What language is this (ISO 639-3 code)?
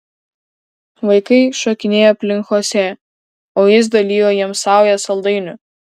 lit